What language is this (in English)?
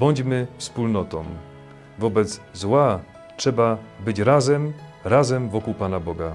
Polish